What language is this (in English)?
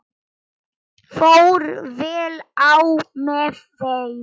Icelandic